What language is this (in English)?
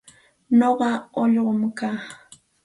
Santa Ana de Tusi Pasco Quechua